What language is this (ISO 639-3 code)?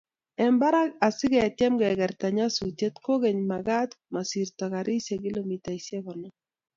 kln